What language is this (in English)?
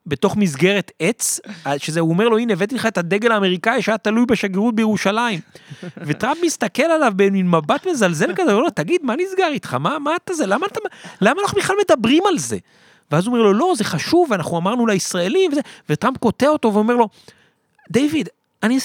Hebrew